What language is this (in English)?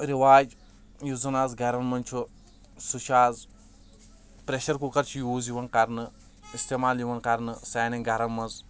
Kashmiri